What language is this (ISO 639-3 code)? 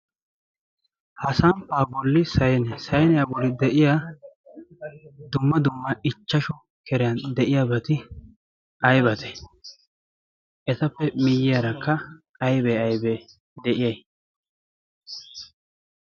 wal